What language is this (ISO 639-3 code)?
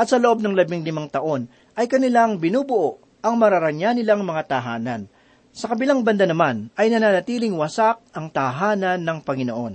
fil